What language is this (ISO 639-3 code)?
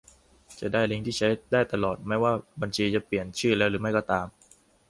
tha